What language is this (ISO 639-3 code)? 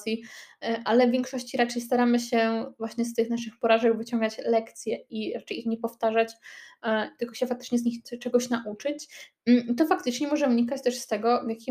pol